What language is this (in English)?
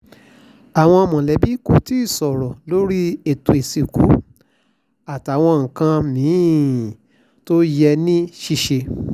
Yoruba